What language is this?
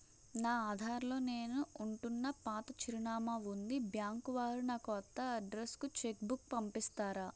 Telugu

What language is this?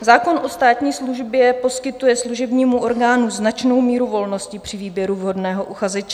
Czech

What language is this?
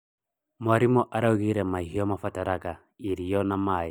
Kikuyu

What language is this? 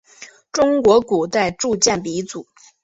Chinese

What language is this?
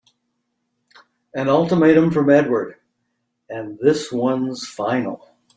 English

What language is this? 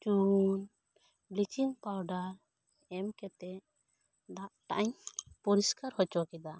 Santali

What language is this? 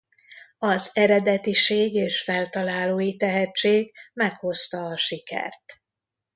Hungarian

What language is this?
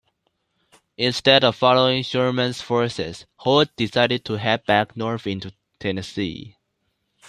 English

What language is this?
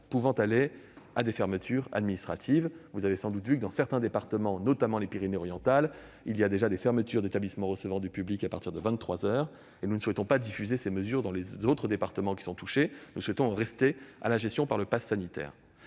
French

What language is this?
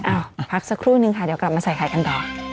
Thai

